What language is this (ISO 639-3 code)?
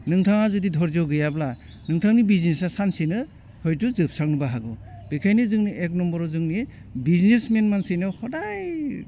brx